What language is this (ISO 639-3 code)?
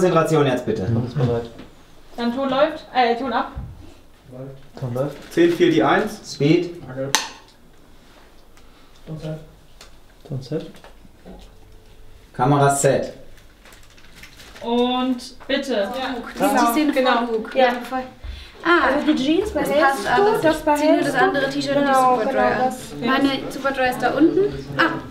deu